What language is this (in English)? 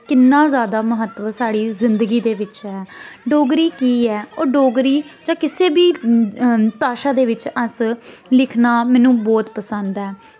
Dogri